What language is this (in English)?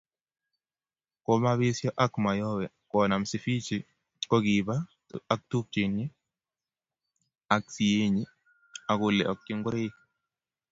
Kalenjin